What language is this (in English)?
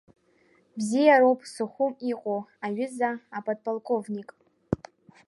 Abkhazian